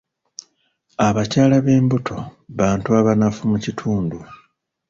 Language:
Ganda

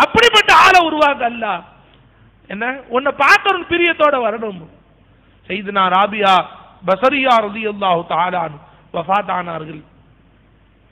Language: Arabic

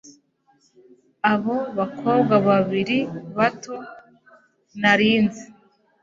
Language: Kinyarwanda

